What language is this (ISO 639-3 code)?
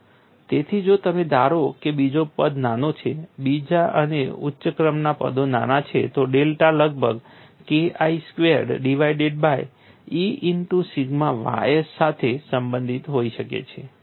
guj